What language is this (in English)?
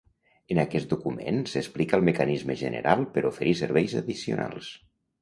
Catalan